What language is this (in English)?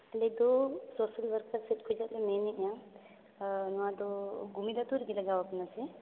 Santali